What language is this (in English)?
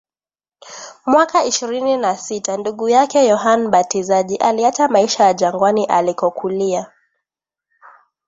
Swahili